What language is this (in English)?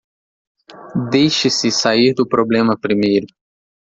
Portuguese